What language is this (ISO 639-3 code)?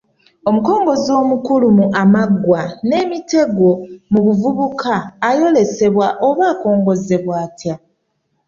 lug